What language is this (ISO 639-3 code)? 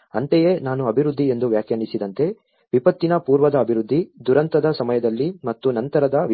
kan